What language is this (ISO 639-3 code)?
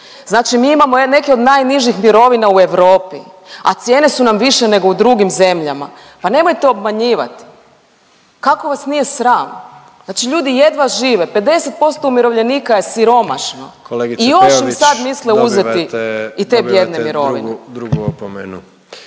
hrv